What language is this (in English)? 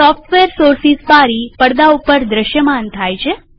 Gujarati